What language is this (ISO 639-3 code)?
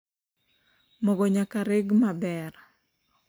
luo